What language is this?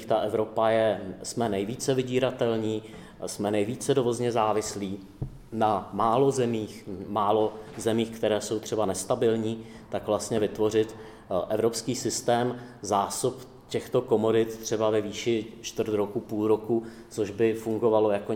Czech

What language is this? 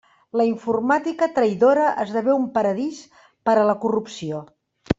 Catalan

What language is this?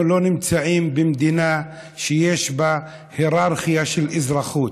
Hebrew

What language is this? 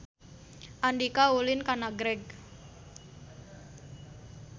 Sundanese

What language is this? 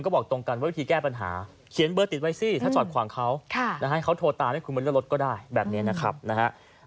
Thai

